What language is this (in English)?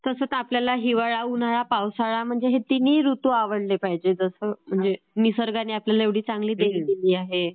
Marathi